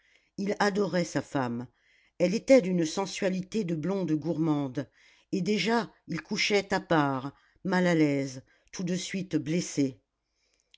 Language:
French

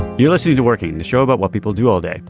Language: English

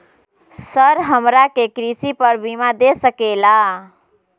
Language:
Magahi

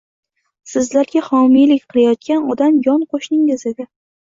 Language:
Uzbek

